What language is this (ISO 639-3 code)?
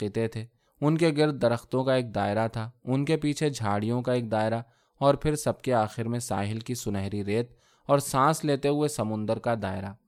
urd